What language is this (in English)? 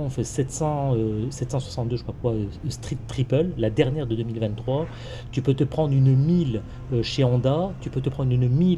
French